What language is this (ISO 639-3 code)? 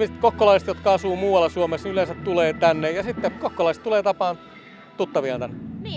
fin